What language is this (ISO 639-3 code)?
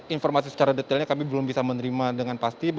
ind